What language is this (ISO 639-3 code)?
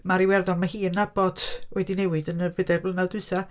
cym